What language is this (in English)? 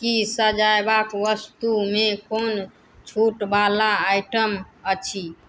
Maithili